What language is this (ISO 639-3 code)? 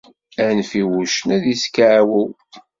kab